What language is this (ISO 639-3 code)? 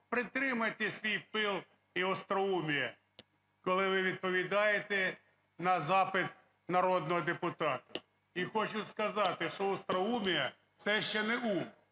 ukr